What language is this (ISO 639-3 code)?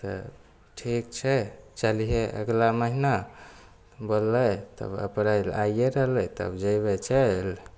mai